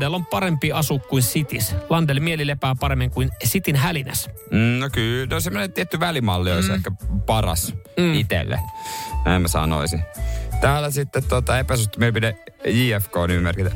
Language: Finnish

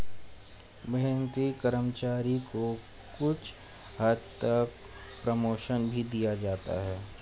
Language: Hindi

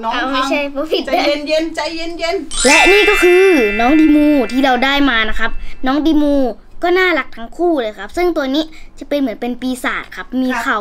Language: Thai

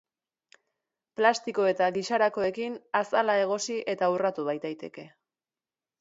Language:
Basque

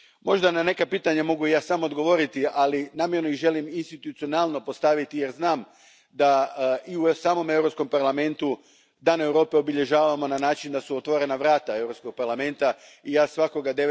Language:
Croatian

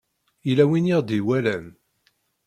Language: Kabyle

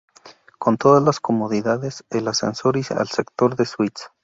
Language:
Spanish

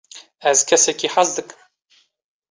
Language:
Kurdish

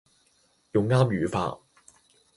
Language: Cantonese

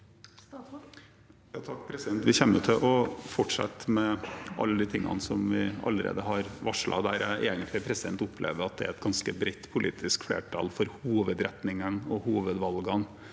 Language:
Norwegian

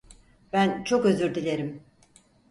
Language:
Turkish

